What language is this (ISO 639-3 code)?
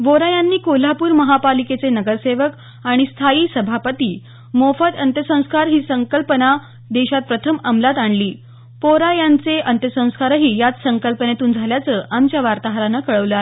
mar